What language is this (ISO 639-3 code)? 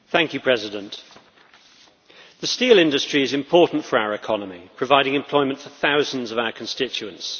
eng